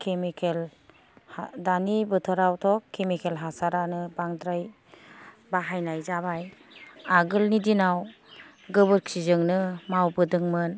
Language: Bodo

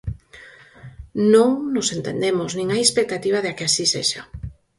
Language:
Galician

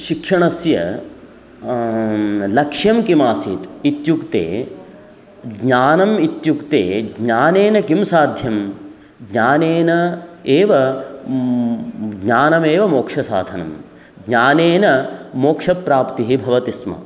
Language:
Sanskrit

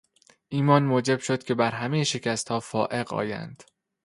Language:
Persian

